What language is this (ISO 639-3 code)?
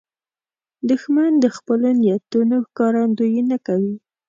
pus